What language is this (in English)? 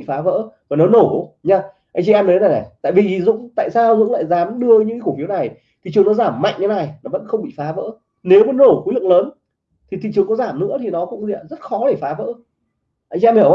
Vietnamese